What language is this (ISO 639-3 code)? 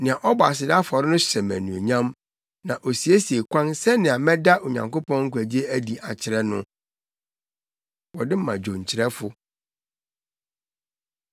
aka